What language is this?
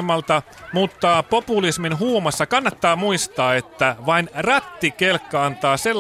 Finnish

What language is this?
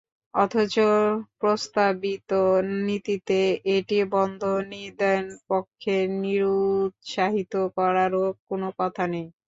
Bangla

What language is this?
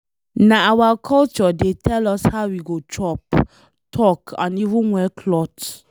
Nigerian Pidgin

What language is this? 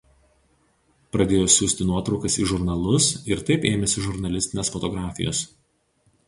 Lithuanian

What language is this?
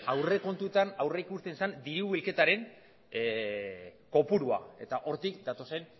Basque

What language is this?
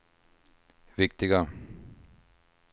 Swedish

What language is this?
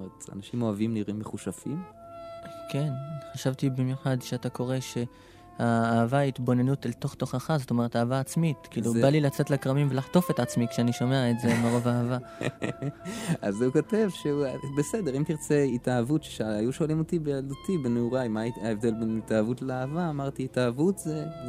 Hebrew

